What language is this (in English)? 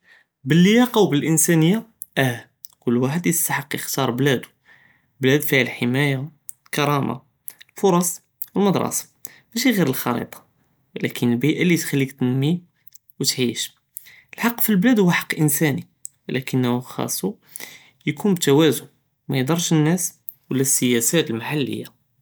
Judeo-Arabic